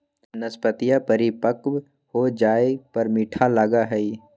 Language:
Magahi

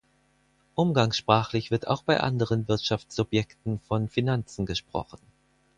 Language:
German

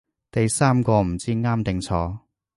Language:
Cantonese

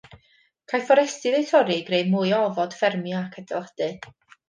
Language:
Welsh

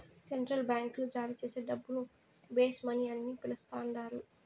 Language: Telugu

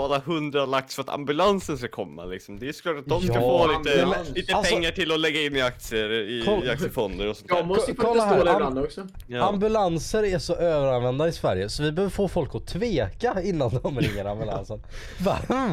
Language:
Swedish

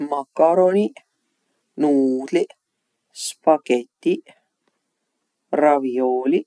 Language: Võro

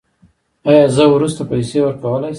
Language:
Pashto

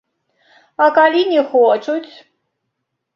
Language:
Belarusian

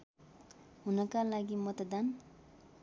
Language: Nepali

